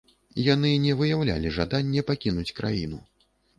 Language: Belarusian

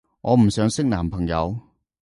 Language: Cantonese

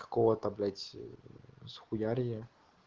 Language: Russian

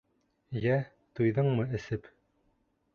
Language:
Bashkir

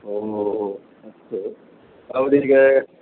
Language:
Sanskrit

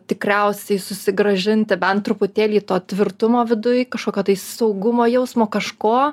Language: Lithuanian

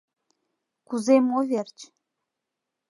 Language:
Mari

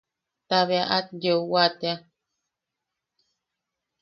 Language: Yaqui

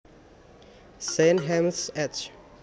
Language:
Javanese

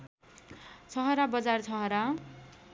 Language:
Nepali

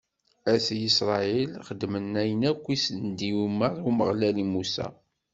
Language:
Kabyle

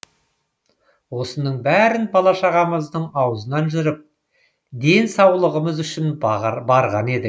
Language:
Kazakh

